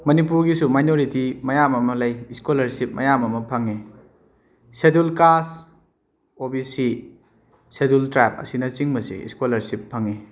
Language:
Manipuri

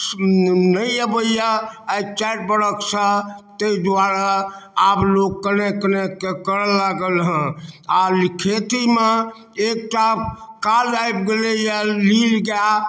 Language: Maithili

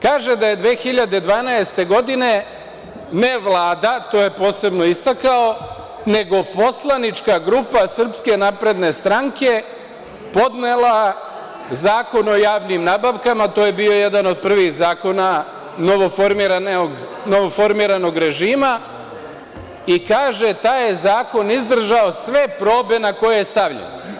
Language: Serbian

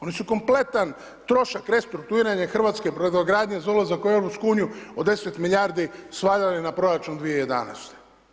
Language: Croatian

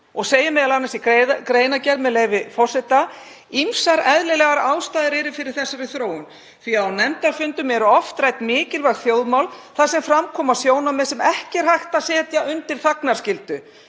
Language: Icelandic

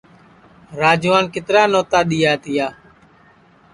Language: Sansi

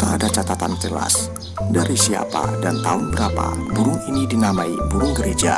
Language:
Indonesian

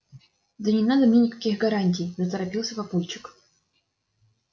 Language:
Russian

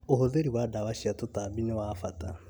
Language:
Kikuyu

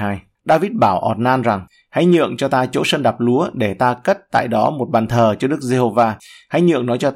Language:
Vietnamese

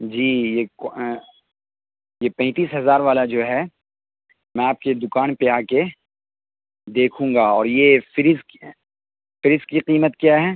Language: Urdu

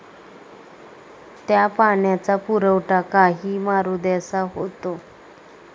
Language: Marathi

